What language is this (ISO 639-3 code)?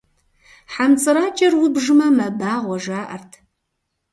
kbd